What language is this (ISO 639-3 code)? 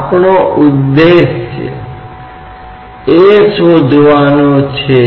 hin